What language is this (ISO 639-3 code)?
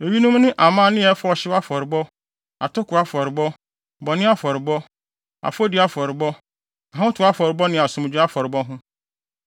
aka